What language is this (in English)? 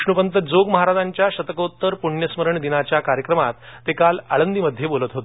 Marathi